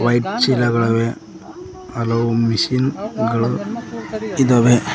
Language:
Kannada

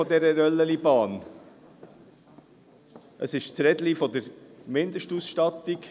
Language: Swiss German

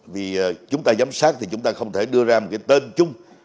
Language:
Vietnamese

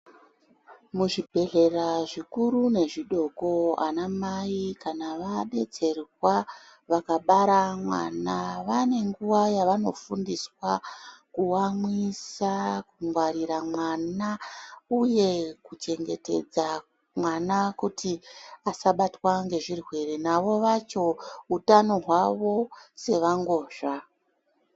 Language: Ndau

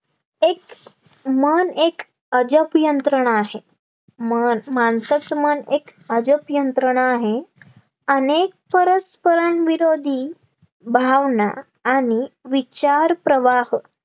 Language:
Marathi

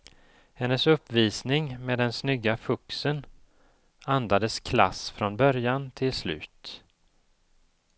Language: Swedish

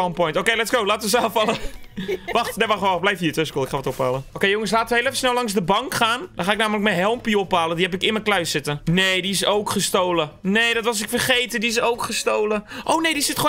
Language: Dutch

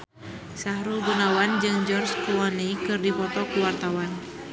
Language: Sundanese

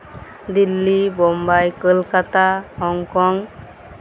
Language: Santali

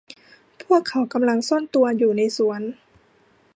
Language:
Thai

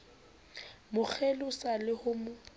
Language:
Southern Sotho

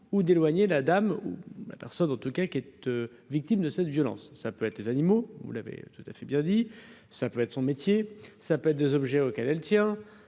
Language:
French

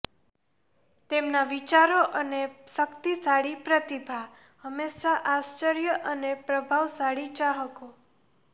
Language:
Gujarati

